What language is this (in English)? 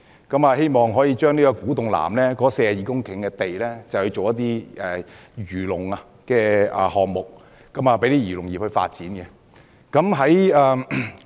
Cantonese